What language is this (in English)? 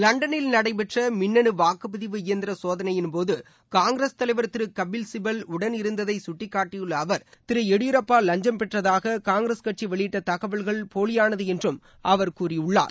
Tamil